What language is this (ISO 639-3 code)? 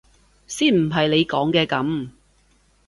yue